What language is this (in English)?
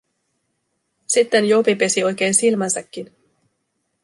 Finnish